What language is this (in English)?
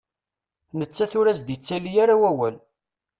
Kabyle